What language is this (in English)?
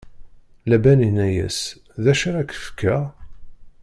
Kabyle